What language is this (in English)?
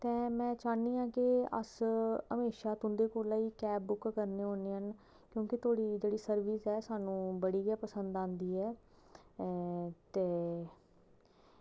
Dogri